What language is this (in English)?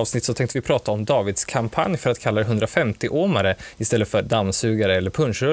Swedish